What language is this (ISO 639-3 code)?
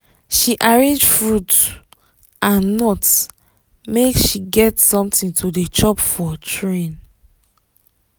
pcm